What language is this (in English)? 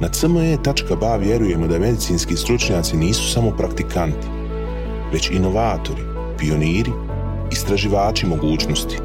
Croatian